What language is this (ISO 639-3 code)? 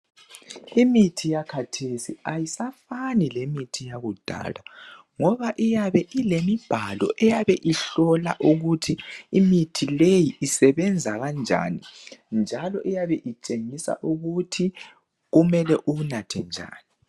nde